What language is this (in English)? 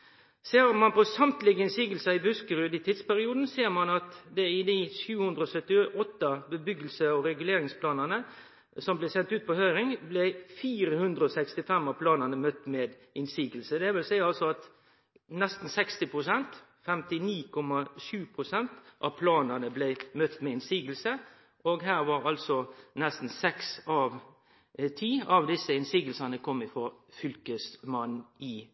Norwegian Nynorsk